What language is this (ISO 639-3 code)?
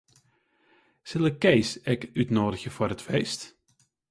fry